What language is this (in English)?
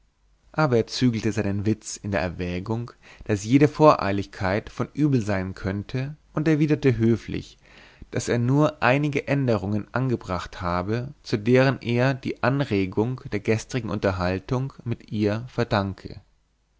German